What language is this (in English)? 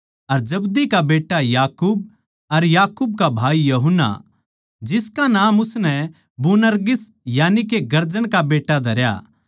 Haryanvi